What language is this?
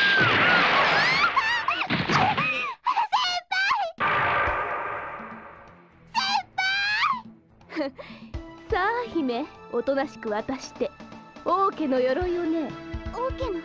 Japanese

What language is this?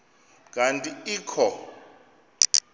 Xhosa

